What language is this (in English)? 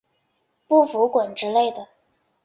Chinese